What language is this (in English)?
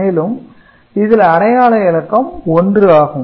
Tamil